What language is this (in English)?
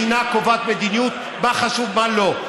Hebrew